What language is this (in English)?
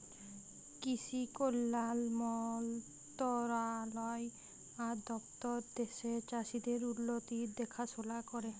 Bangla